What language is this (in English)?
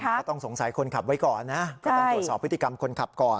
Thai